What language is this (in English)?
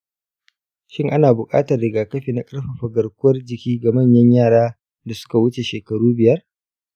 Hausa